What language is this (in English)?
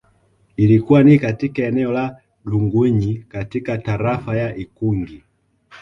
Swahili